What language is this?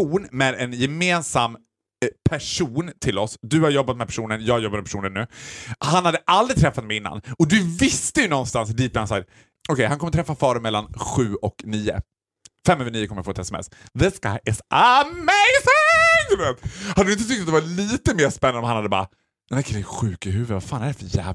Swedish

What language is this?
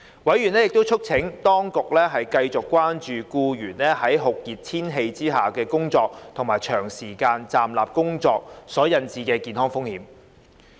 Cantonese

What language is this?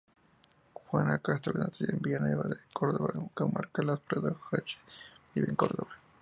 Spanish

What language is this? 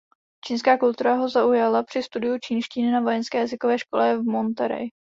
Czech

